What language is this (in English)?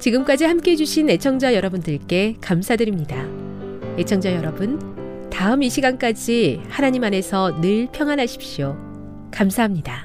Korean